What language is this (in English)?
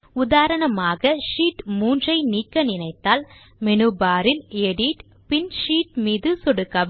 Tamil